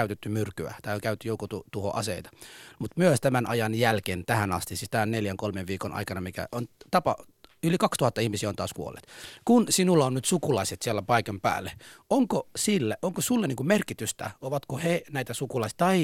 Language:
Finnish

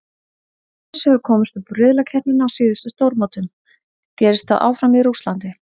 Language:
Icelandic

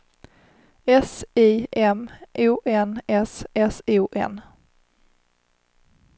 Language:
Swedish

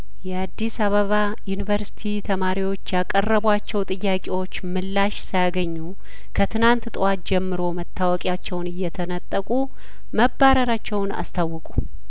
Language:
Amharic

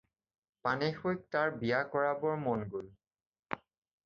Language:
Assamese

